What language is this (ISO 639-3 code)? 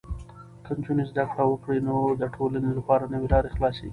pus